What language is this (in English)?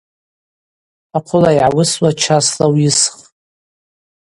Abaza